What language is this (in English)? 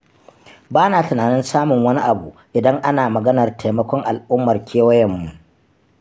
Hausa